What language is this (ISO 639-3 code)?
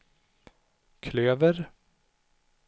swe